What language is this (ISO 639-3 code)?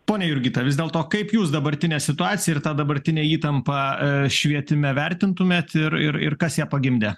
lit